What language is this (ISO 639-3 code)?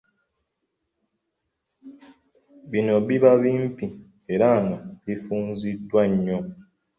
lug